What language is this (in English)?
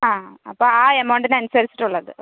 Malayalam